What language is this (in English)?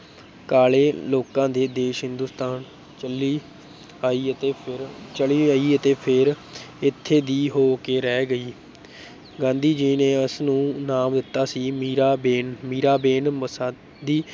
Punjabi